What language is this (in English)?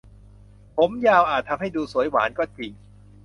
Thai